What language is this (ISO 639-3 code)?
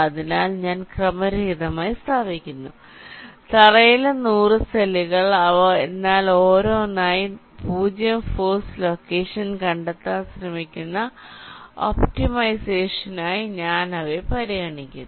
mal